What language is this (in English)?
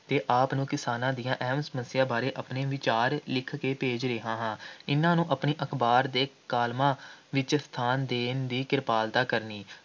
Punjabi